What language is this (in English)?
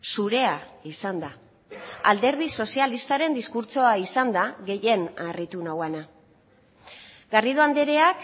Basque